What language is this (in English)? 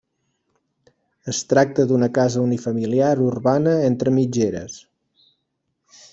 Catalan